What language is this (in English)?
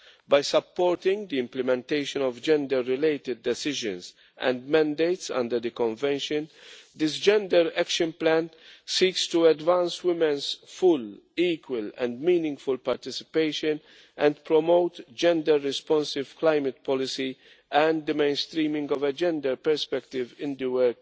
English